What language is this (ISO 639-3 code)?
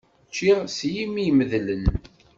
kab